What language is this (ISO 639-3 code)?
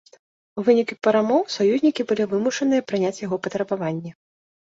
bel